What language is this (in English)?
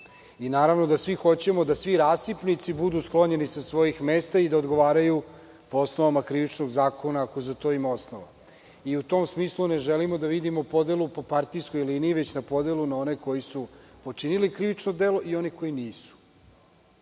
Serbian